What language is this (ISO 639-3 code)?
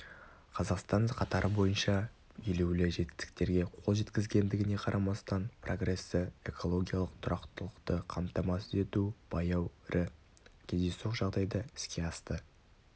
kaz